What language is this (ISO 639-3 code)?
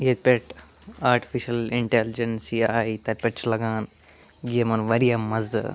kas